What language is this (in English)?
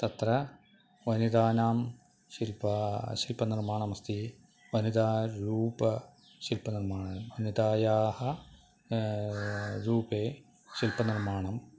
Sanskrit